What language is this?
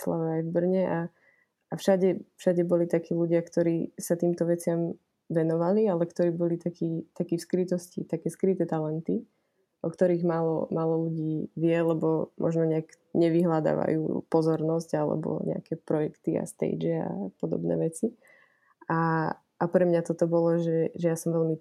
Slovak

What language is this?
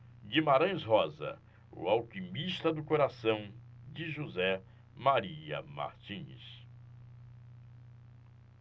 Portuguese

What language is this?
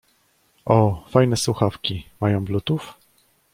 Polish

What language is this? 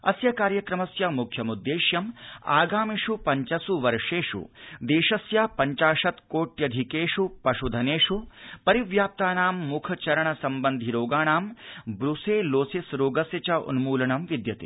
Sanskrit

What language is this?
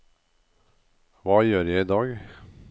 Norwegian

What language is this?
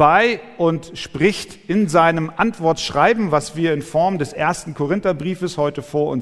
German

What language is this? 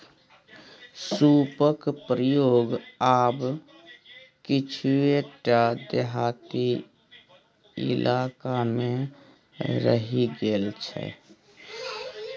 Maithili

